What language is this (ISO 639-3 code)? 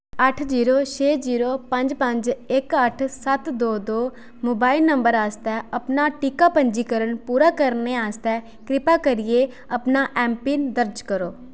doi